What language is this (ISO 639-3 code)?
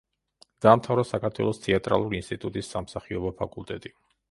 kat